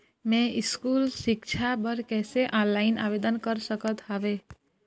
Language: Chhattisgarhi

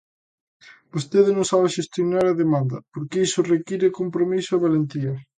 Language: Galician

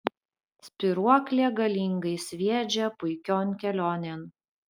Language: Lithuanian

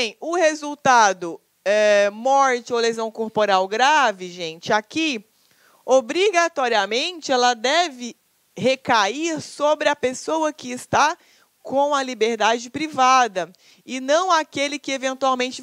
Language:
Portuguese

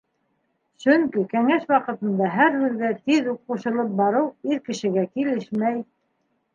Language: Bashkir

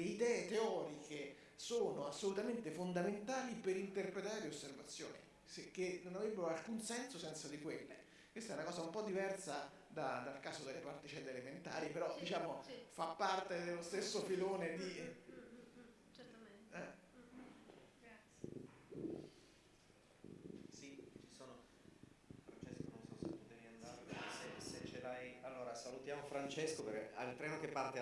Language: Italian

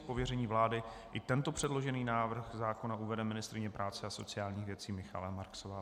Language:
Czech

